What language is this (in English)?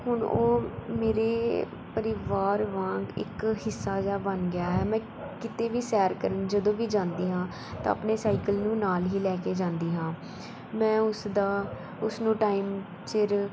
Punjabi